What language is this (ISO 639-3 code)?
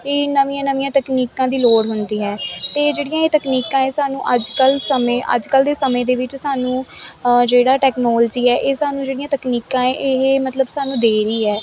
pan